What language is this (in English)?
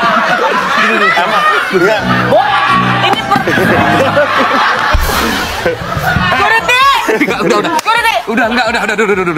Indonesian